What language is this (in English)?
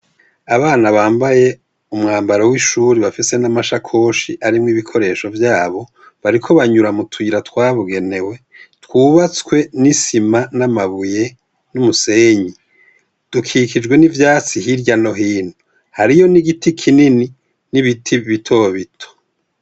Rundi